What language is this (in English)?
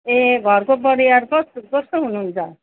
Nepali